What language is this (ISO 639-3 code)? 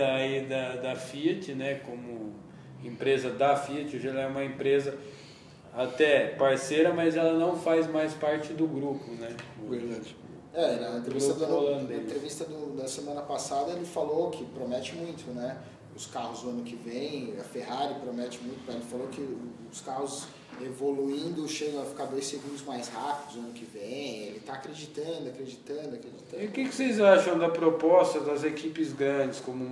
por